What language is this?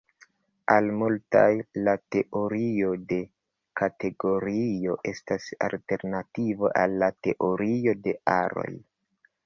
Esperanto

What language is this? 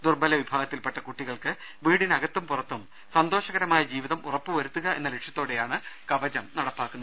Malayalam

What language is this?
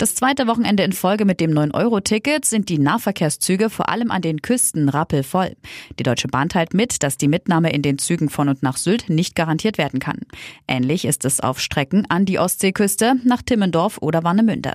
German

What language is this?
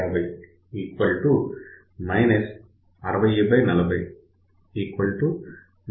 Telugu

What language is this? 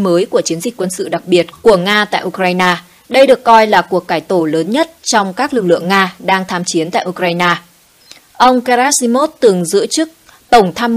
Vietnamese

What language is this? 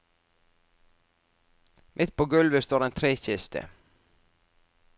Norwegian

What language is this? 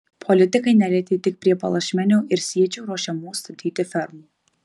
Lithuanian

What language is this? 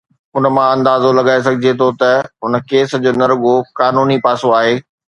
Sindhi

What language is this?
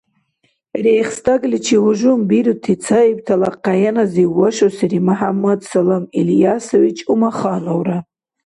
Dargwa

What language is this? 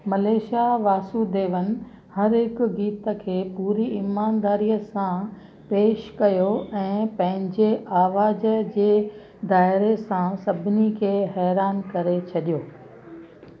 Sindhi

